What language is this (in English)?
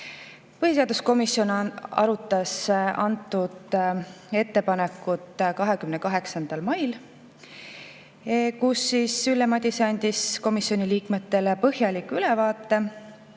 Estonian